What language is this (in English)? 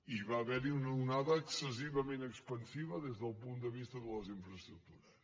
Catalan